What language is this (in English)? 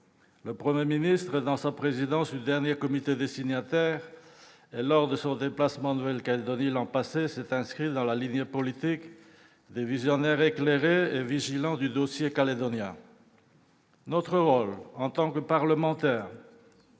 French